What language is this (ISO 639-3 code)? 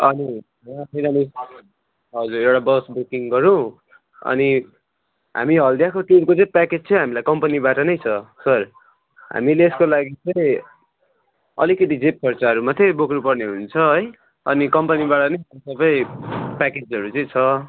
nep